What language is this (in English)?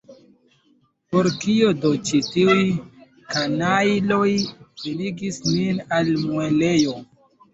Esperanto